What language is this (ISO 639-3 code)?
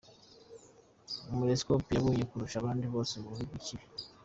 kin